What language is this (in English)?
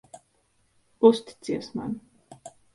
Latvian